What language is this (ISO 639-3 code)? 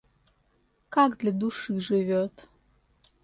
rus